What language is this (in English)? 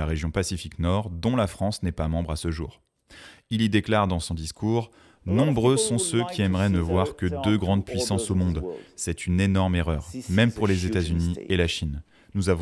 French